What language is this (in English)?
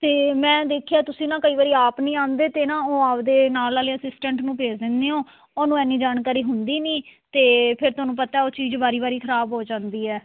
Punjabi